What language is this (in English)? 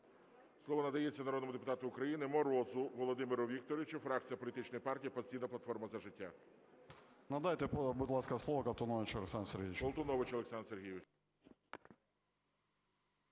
Ukrainian